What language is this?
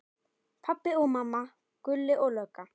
Icelandic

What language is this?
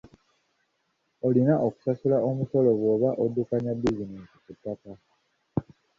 Ganda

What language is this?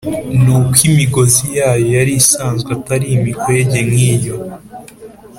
Kinyarwanda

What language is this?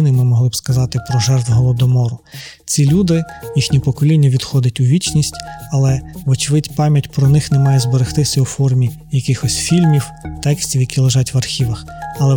Ukrainian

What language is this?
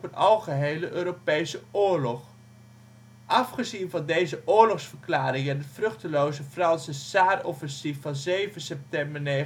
Dutch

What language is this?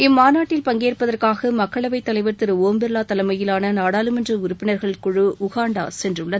Tamil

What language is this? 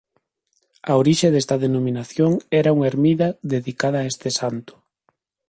Galician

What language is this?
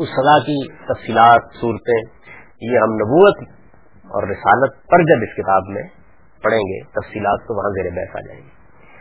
Urdu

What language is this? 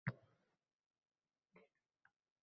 Uzbek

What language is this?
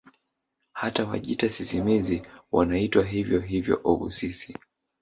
Swahili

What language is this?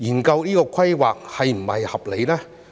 Cantonese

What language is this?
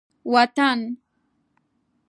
Pashto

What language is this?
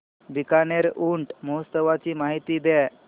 Marathi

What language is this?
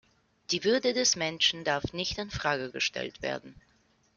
German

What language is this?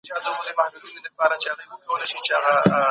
Pashto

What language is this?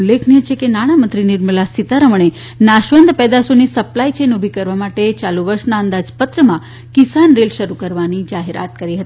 Gujarati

